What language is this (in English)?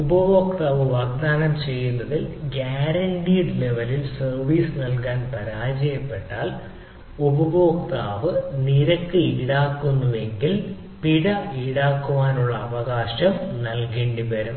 Malayalam